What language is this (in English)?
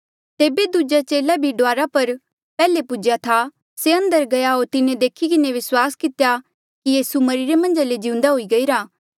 Mandeali